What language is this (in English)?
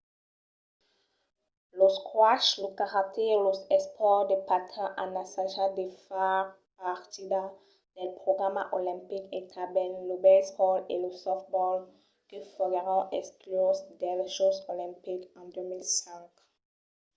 Occitan